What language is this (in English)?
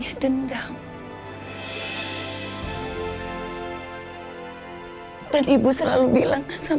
Indonesian